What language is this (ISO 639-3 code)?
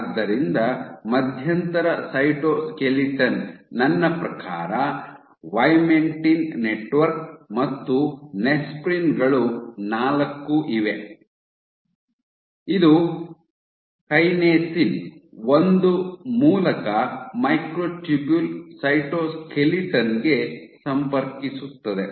kan